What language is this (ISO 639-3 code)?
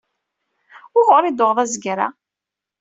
kab